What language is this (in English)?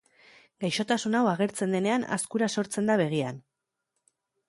Basque